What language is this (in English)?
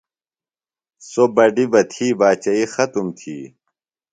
Phalura